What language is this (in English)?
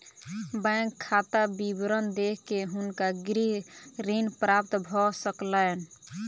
Maithili